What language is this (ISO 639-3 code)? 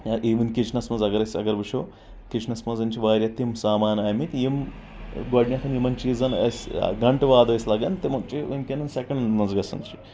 kas